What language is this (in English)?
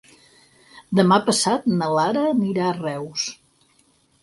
Catalan